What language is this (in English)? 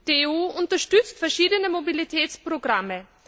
German